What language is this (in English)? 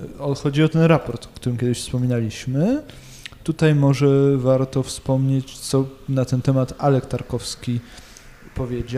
Polish